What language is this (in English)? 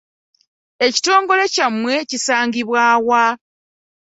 Ganda